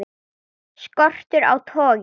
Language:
Icelandic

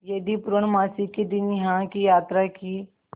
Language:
Hindi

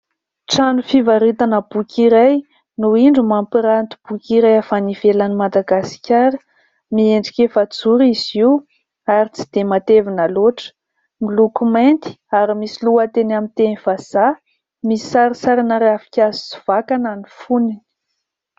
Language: Malagasy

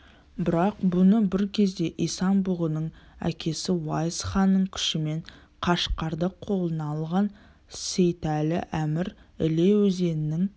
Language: Kazakh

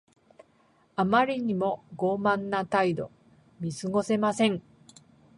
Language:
Japanese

